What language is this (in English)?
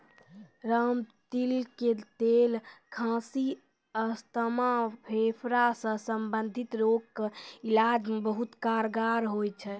Maithili